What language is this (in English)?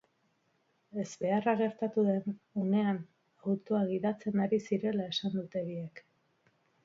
Basque